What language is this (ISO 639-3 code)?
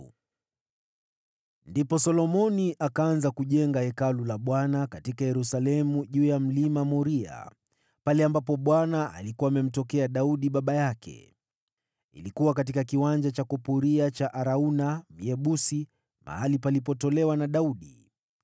swa